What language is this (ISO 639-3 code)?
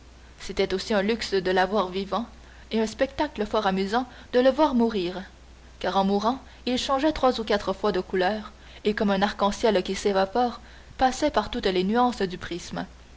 fra